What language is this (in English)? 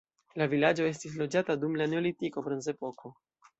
Esperanto